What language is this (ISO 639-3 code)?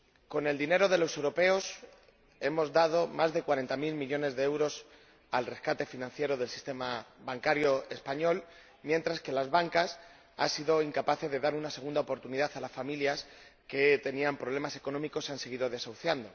spa